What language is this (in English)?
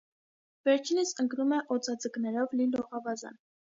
Armenian